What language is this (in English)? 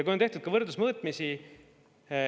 Estonian